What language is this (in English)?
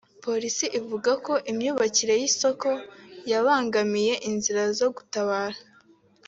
Kinyarwanda